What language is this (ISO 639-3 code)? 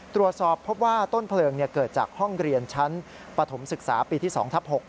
tha